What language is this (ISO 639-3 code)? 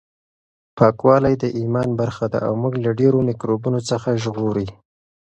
pus